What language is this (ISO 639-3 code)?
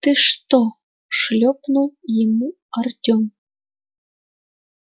rus